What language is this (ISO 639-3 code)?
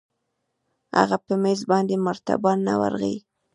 pus